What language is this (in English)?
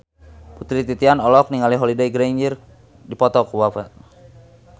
Sundanese